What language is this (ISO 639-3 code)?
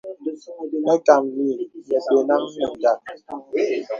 beb